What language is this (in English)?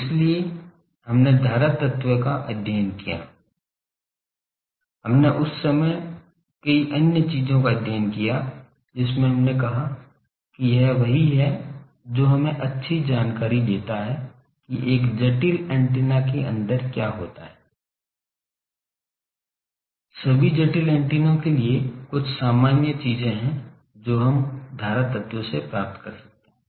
Hindi